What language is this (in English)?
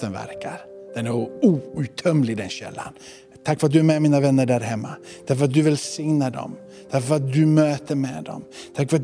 Swedish